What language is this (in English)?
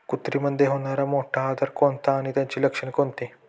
Marathi